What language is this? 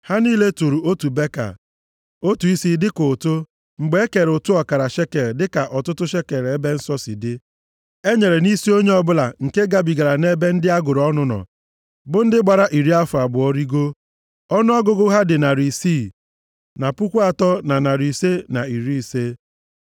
Igbo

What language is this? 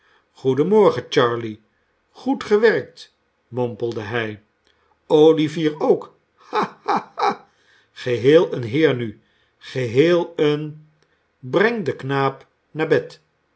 Dutch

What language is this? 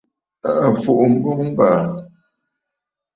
Bafut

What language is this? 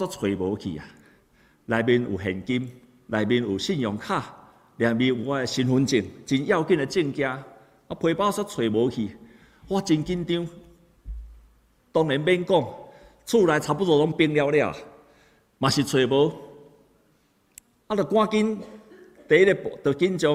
Chinese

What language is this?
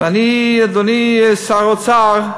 Hebrew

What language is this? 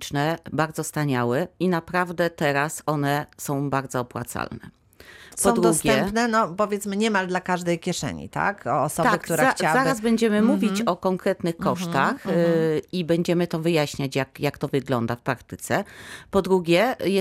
Polish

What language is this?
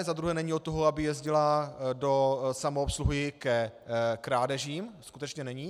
Czech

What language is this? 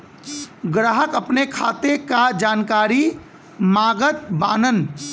Bhojpuri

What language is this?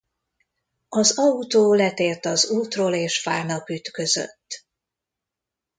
Hungarian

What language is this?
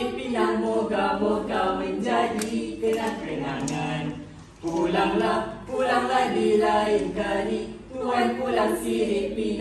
Malay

